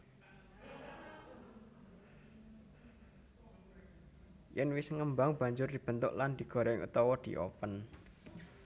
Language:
Javanese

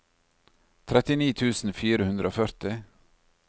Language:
Norwegian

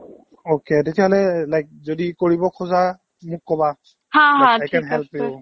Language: Assamese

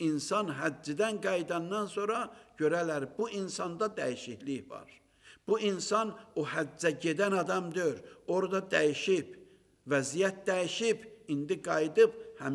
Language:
Turkish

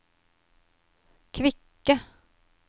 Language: Norwegian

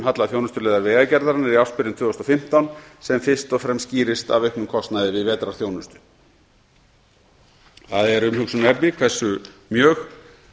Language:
Icelandic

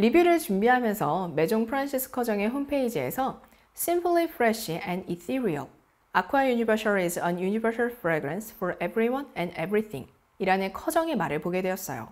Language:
Korean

